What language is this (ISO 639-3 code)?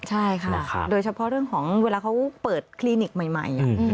tha